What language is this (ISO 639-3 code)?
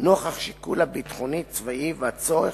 heb